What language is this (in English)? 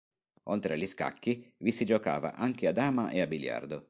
Italian